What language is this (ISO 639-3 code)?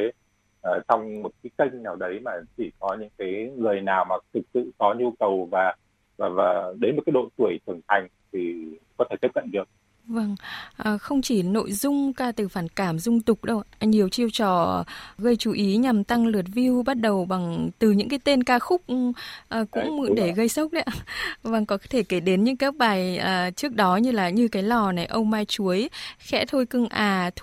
vie